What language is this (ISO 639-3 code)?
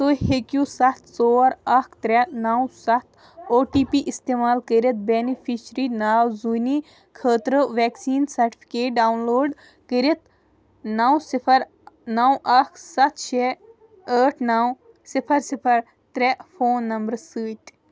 kas